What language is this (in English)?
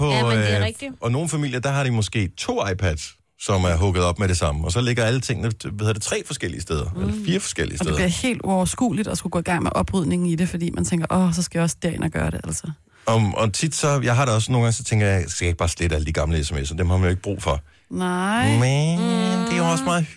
Danish